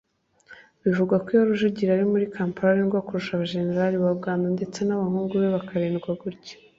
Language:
Kinyarwanda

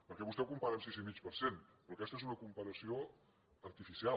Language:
Catalan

